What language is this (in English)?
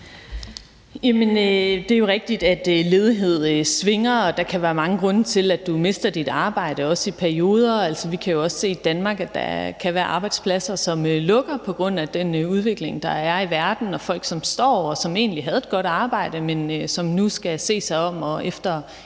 Danish